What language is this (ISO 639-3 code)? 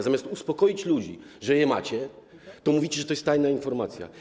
pol